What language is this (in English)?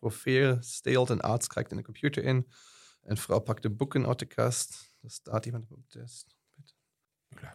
Dutch